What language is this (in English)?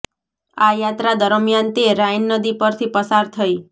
Gujarati